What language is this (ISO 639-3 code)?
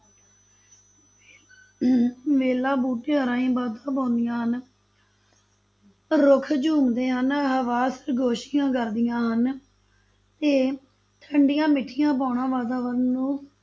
pan